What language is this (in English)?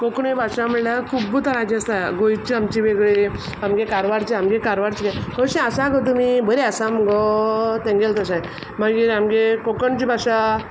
Konkani